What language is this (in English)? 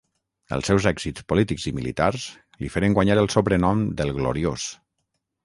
Catalan